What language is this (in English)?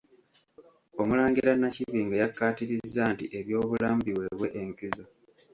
Ganda